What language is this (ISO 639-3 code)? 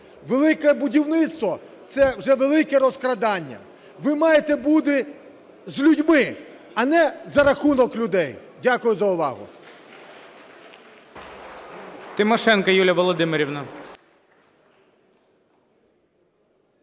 ukr